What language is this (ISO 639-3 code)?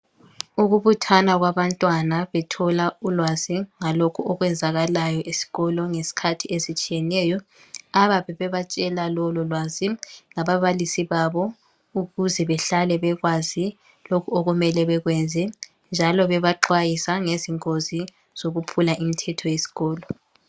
nde